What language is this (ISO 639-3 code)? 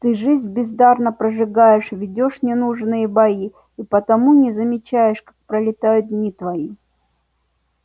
rus